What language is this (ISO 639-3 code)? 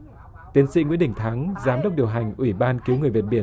vie